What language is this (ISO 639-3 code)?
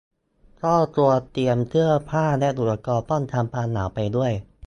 tha